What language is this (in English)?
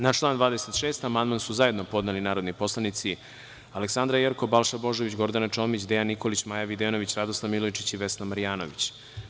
Serbian